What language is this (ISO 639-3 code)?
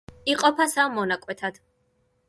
kat